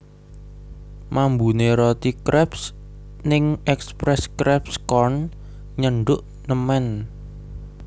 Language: Javanese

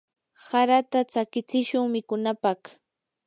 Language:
Yanahuanca Pasco Quechua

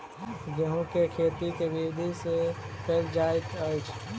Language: Maithili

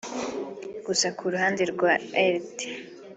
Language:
Kinyarwanda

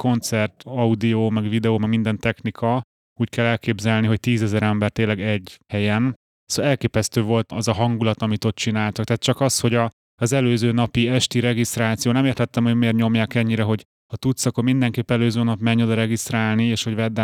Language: Hungarian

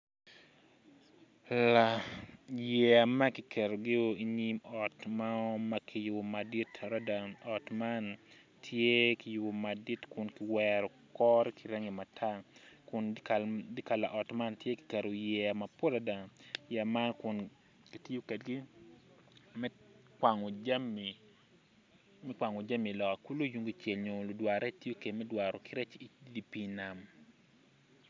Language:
Acoli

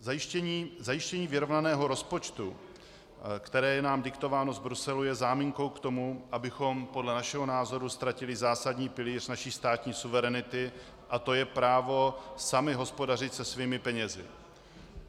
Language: Czech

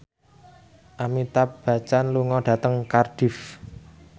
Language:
Javanese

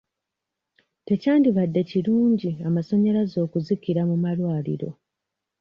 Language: Ganda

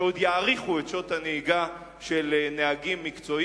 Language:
Hebrew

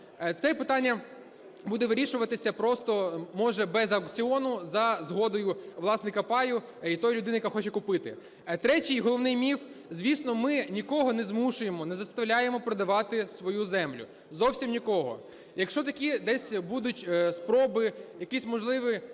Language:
Ukrainian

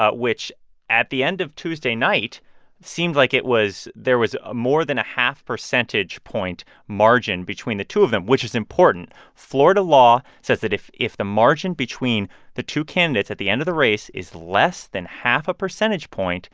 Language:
English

